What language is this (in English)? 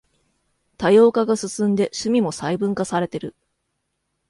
Japanese